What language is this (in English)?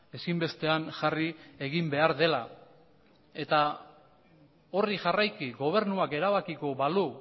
Basque